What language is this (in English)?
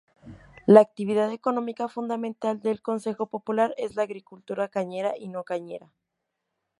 Spanish